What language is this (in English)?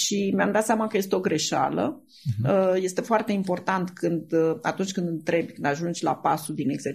Romanian